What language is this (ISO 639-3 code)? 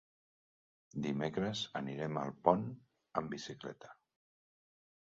cat